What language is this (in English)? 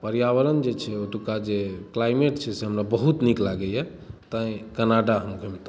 Maithili